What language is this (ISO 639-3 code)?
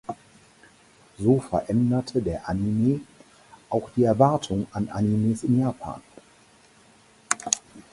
deu